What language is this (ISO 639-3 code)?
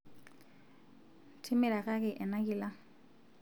mas